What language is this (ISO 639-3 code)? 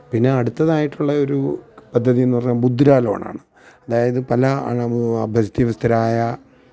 mal